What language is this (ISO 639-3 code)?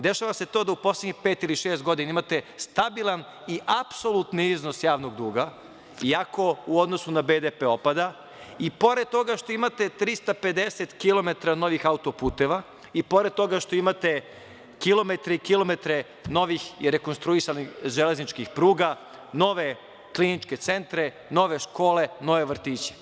srp